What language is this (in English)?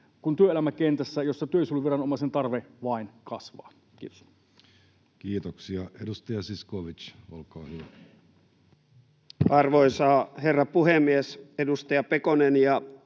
Finnish